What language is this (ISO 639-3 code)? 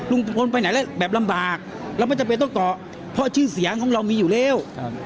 tha